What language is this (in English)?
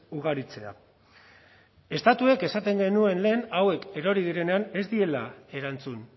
Basque